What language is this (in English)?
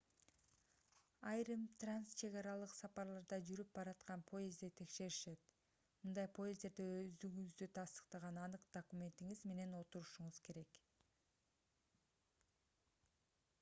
Kyrgyz